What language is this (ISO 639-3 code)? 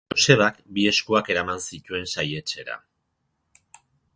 eus